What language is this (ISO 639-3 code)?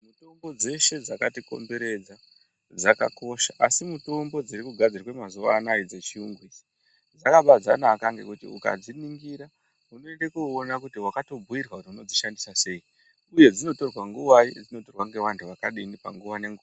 ndc